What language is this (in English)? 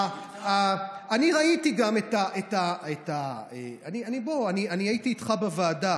Hebrew